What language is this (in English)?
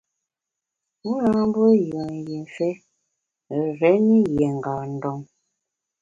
Bamun